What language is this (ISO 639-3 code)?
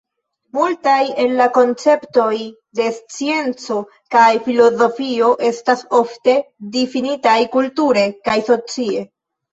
epo